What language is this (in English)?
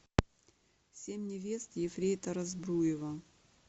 Russian